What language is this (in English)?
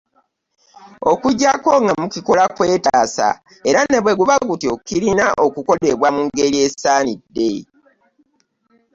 Ganda